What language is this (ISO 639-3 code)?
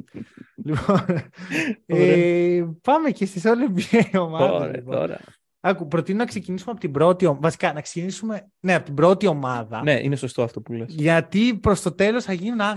ell